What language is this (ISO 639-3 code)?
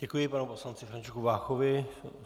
ces